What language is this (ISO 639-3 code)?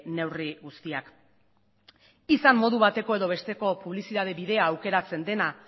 eus